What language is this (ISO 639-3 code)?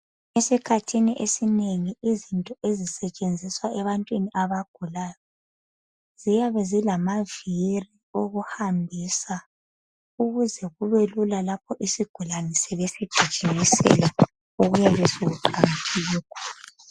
nde